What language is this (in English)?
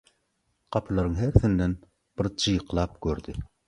Turkmen